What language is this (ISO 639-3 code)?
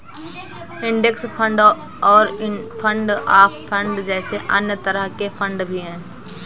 hin